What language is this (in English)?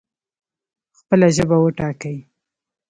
Pashto